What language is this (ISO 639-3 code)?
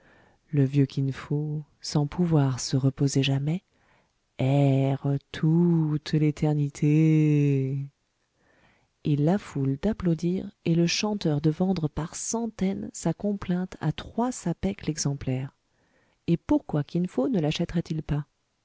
fra